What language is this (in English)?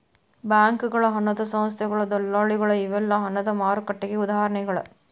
Kannada